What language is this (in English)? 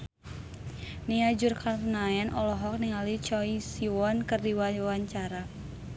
Sundanese